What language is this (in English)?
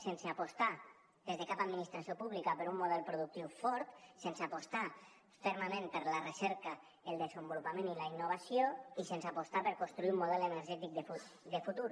Catalan